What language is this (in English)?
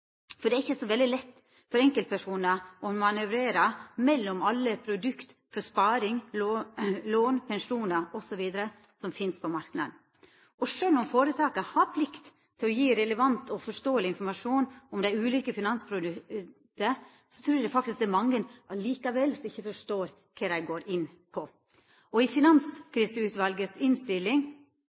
Norwegian Nynorsk